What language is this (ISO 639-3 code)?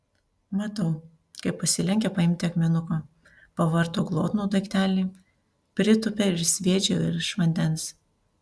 lit